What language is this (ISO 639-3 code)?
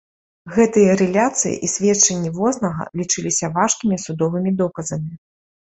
bel